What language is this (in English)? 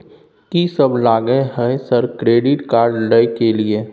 Maithili